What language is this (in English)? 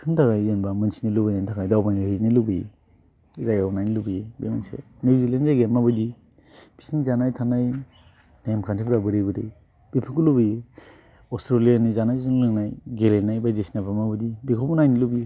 Bodo